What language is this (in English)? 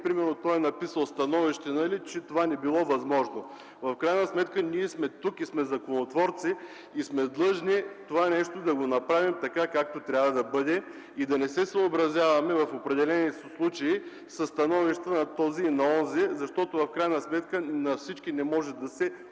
Bulgarian